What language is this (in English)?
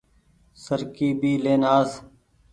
Goaria